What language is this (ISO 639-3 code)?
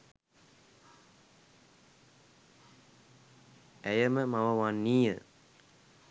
sin